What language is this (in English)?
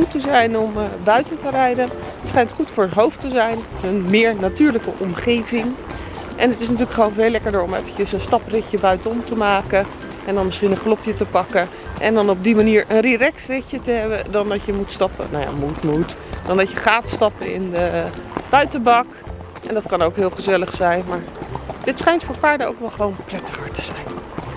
Dutch